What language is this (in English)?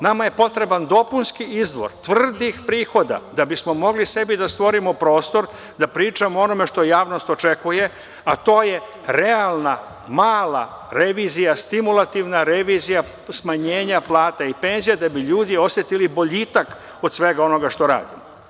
Serbian